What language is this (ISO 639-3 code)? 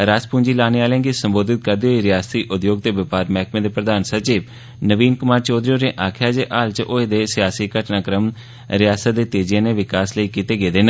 doi